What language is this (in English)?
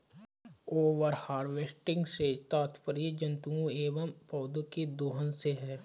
Hindi